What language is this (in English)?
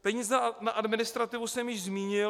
Czech